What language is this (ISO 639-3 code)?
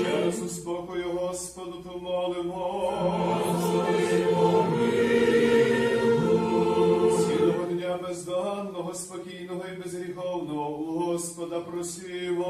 ukr